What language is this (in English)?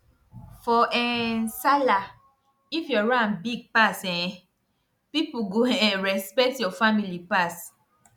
Nigerian Pidgin